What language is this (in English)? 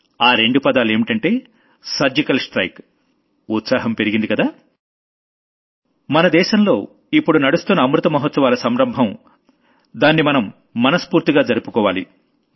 Telugu